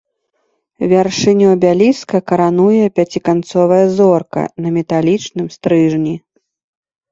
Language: Belarusian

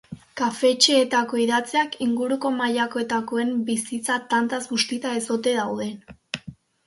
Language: Basque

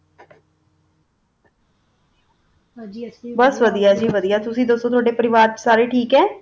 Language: Punjabi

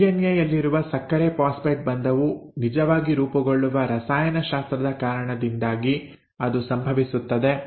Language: Kannada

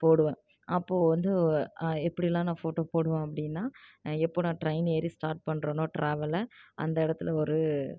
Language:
Tamil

